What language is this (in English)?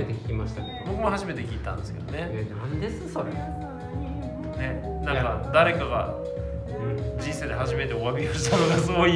Japanese